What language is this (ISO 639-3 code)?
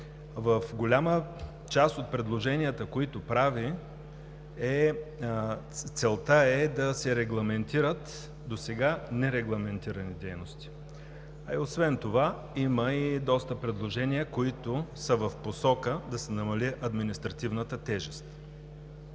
bul